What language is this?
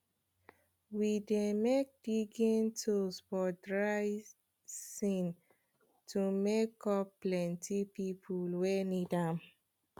Nigerian Pidgin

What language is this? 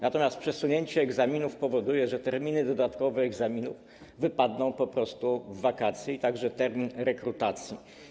Polish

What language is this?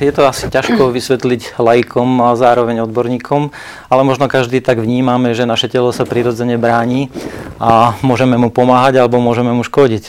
Slovak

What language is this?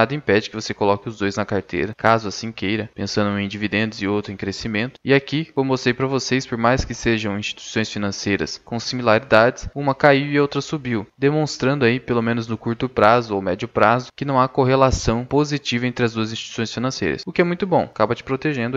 Portuguese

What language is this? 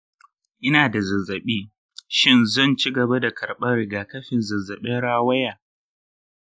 Hausa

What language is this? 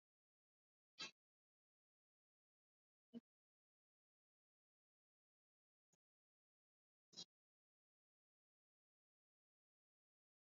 Swahili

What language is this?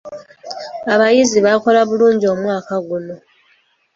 Ganda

